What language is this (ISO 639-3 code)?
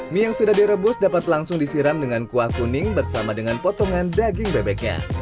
ind